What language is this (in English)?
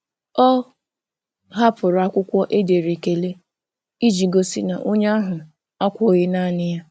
Igbo